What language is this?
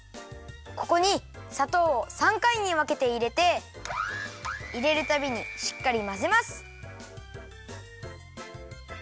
Japanese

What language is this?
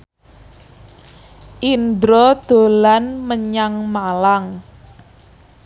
Javanese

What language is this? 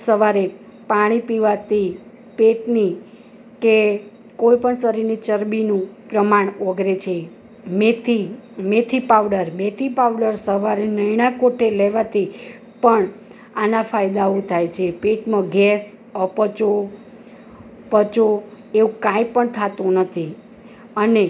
Gujarati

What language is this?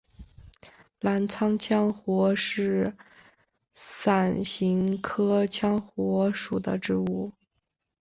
Chinese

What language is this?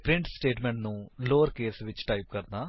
Punjabi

